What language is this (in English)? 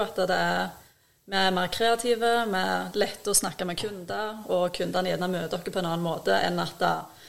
Danish